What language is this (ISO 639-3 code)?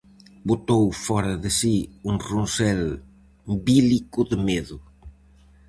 glg